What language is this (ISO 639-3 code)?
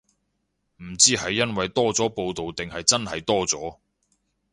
yue